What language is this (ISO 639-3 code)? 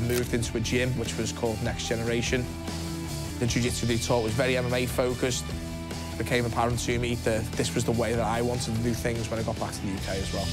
eng